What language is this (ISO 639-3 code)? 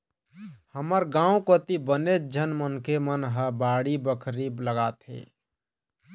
hne